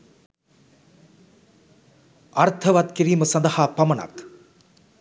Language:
Sinhala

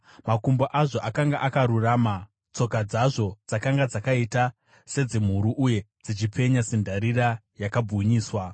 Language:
Shona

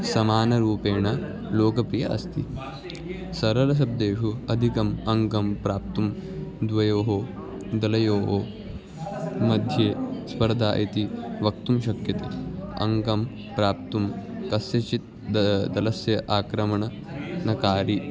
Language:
Sanskrit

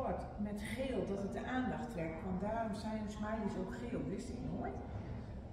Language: Dutch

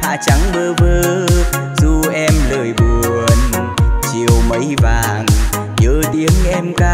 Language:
Vietnamese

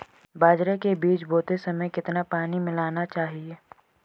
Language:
Hindi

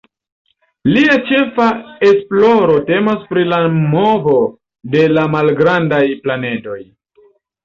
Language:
Esperanto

